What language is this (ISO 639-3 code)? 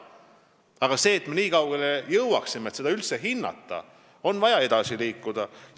est